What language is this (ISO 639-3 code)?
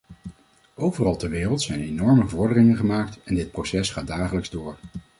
nld